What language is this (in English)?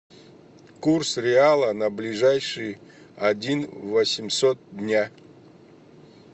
Russian